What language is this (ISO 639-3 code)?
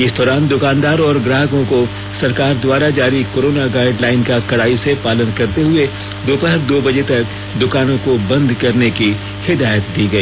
hin